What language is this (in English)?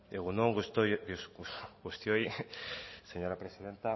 Basque